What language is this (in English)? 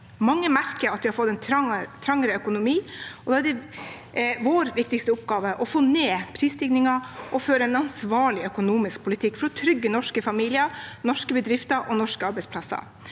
Norwegian